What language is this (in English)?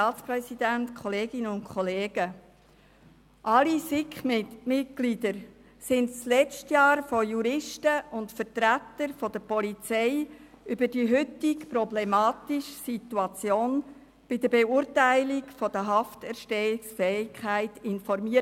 Swiss German